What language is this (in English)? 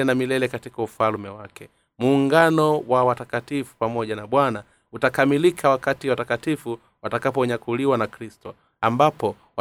Swahili